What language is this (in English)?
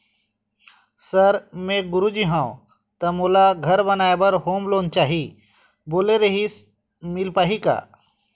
Chhattisgarhi